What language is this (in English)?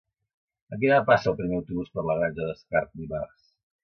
Catalan